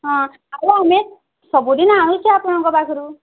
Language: Odia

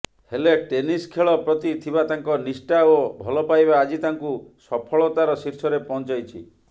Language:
Odia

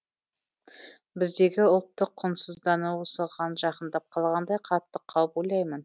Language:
Kazakh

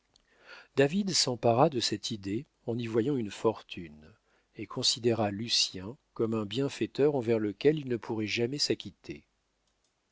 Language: French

